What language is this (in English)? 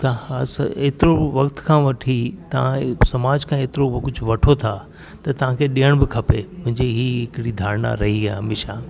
Sindhi